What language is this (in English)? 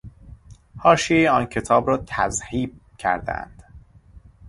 Persian